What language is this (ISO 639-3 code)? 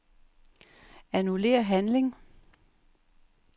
dan